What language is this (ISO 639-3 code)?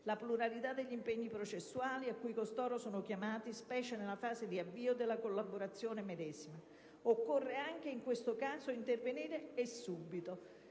ita